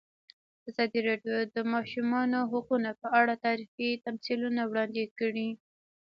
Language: Pashto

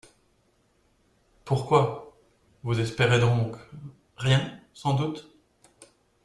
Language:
French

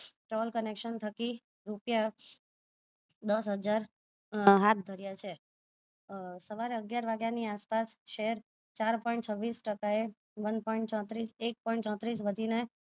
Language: Gujarati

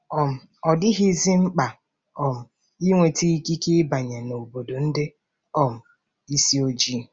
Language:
Igbo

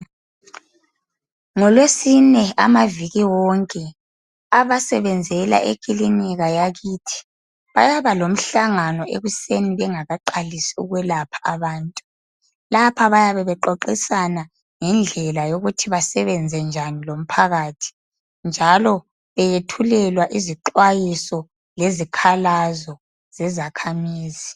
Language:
North Ndebele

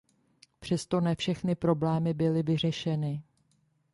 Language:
Czech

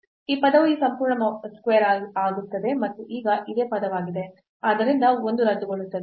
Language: Kannada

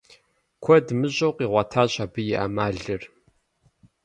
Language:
Kabardian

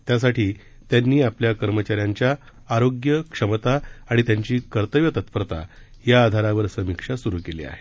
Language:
Marathi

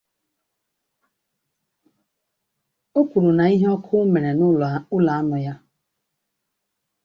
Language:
Igbo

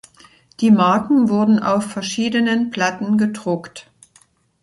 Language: German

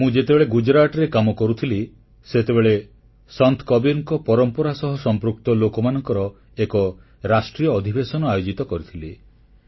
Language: Odia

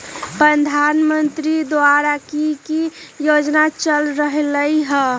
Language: Magahi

